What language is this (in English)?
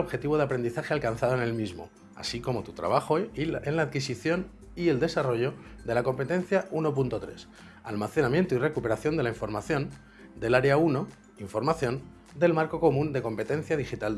Spanish